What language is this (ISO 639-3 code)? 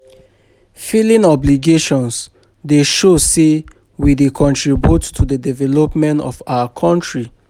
pcm